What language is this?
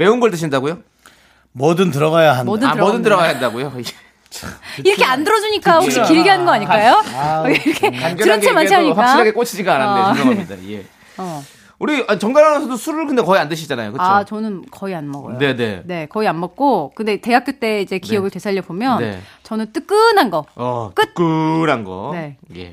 Korean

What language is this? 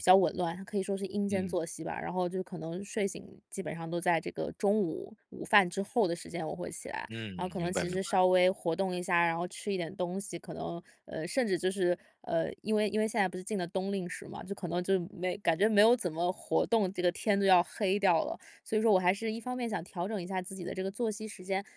Chinese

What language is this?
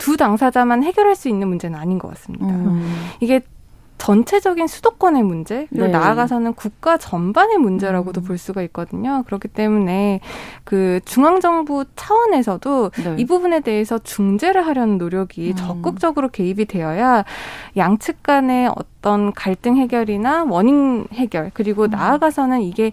Korean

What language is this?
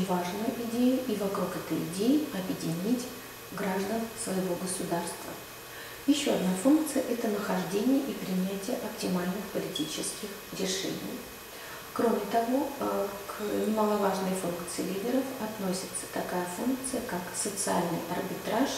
Russian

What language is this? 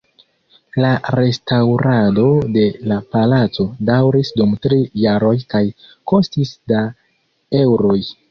Esperanto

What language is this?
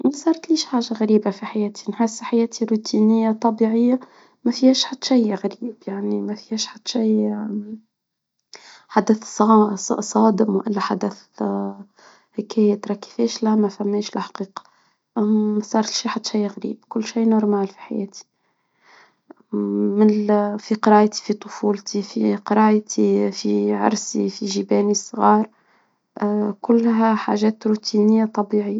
Tunisian Arabic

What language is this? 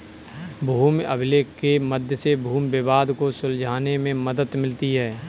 Hindi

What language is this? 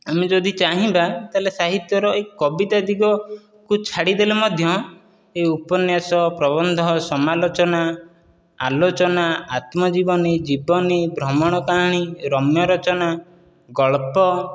Odia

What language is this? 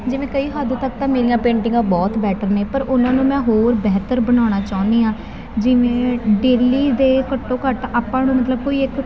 Punjabi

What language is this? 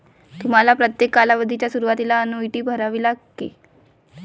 Marathi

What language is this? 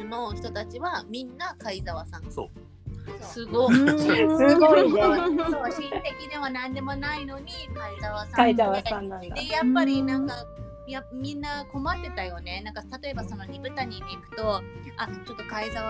Japanese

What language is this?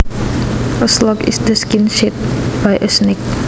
Javanese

